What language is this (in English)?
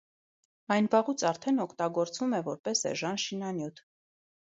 Armenian